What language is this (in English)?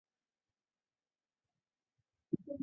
Chinese